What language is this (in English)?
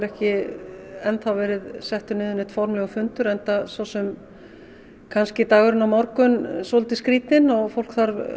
Icelandic